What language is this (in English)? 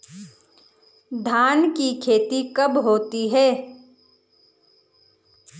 Hindi